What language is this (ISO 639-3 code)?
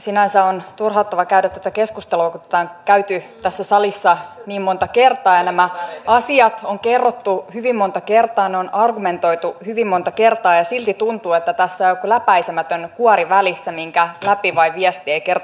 fin